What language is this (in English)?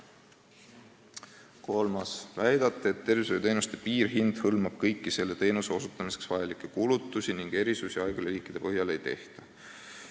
Estonian